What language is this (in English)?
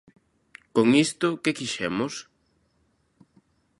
Galician